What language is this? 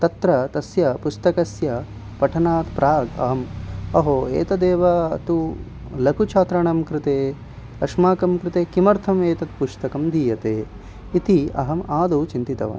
Sanskrit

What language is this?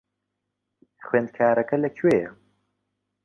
Central Kurdish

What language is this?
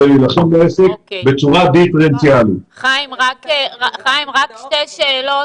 Hebrew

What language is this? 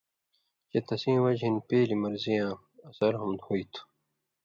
Indus Kohistani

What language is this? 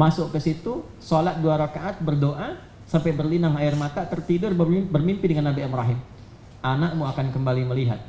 Indonesian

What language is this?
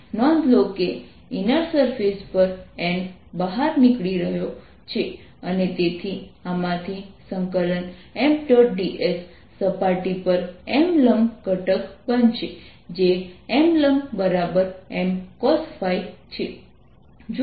Gujarati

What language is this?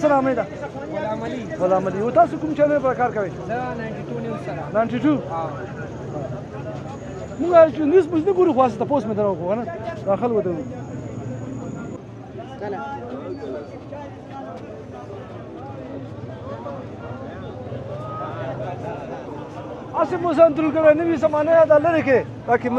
Arabic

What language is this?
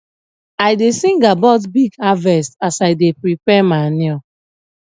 Nigerian Pidgin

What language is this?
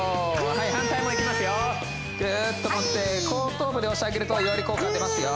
Japanese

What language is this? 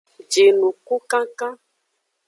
Aja (Benin)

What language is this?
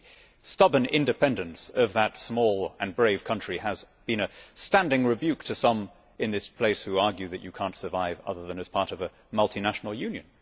English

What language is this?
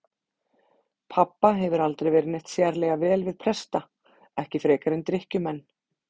Icelandic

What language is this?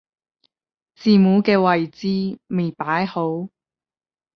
Cantonese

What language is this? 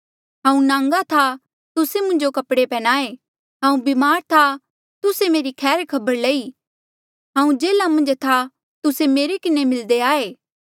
Mandeali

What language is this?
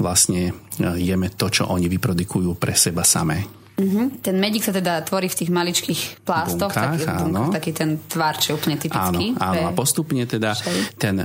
Slovak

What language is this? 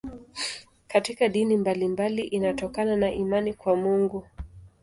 Swahili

